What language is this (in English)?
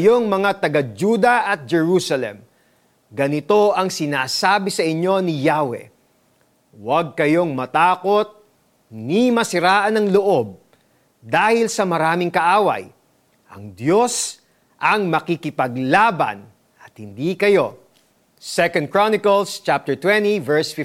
Filipino